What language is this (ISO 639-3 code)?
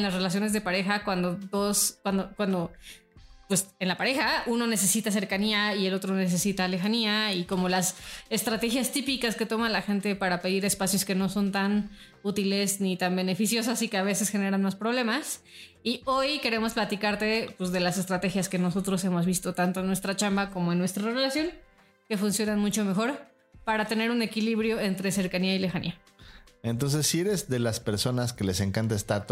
spa